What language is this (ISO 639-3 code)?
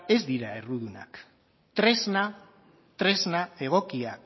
eus